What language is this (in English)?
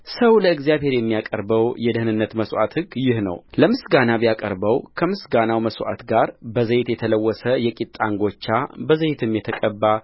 Amharic